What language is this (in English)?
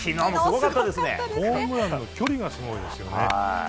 Japanese